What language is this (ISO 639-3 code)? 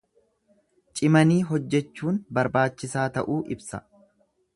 orm